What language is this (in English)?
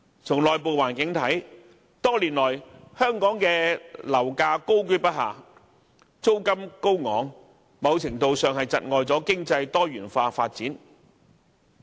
Cantonese